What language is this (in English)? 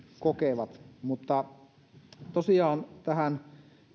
Finnish